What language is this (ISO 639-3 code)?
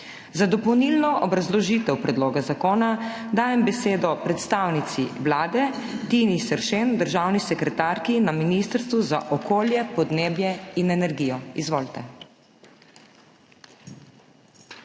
slv